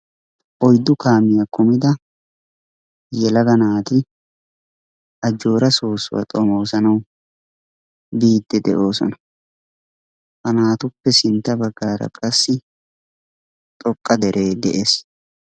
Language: Wolaytta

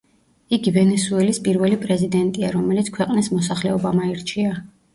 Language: Georgian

